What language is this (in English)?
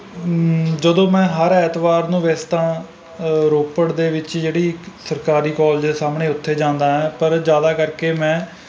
Punjabi